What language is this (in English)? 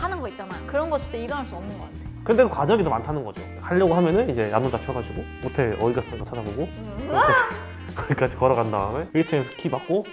Korean